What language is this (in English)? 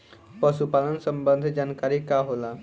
Bhojpuri